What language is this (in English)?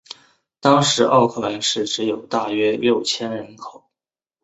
Chinese